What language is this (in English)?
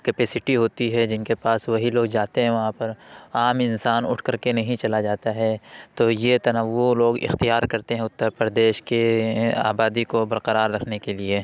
Urdu